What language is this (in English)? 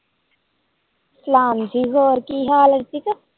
Punjabi